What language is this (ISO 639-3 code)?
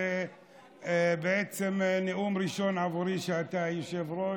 heb